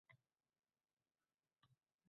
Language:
Uzbek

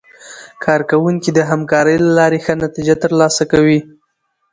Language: Pashto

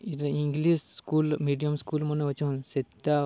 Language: Odia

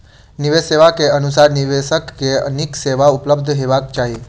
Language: Maithili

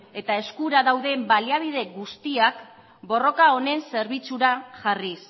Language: Basque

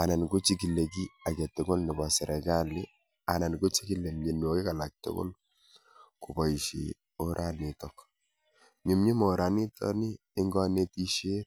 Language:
Kalenjin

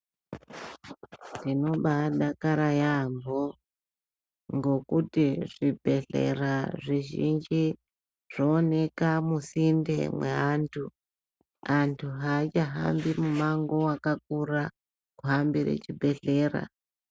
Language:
Ndau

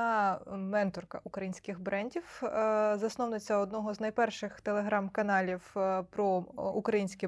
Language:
Ukrainian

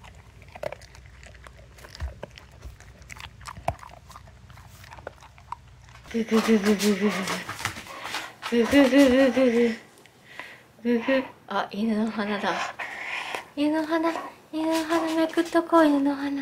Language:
Japanese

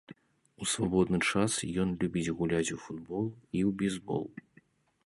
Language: Belarusian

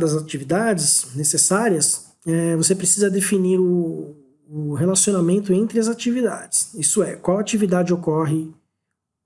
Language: Portuguese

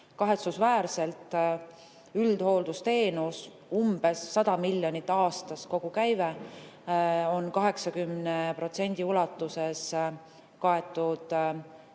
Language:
Estonian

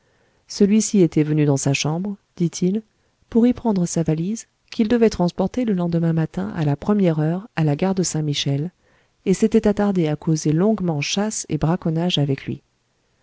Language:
French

